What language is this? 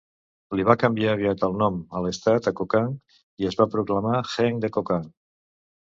Catalan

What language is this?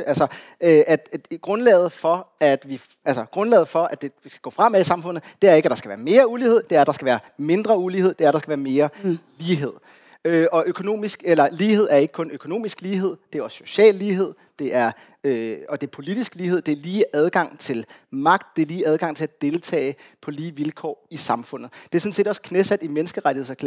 Danish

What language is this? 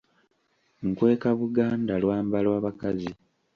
Ganda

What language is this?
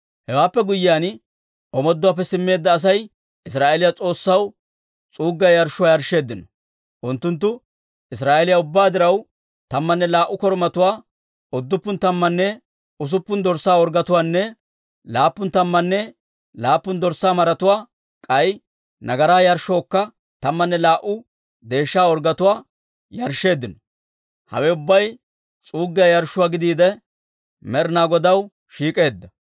Dawro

